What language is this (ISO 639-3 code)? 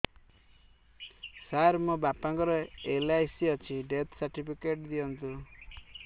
ori